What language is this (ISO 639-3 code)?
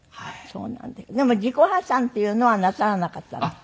jpn